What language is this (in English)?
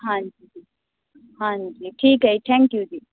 Punjabi